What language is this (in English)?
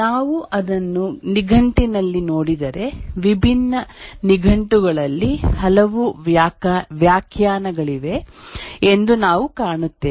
Kannada